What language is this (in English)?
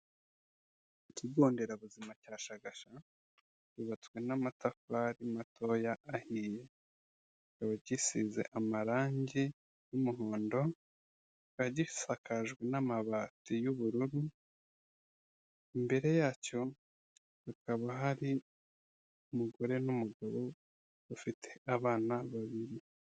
Kinyarwanda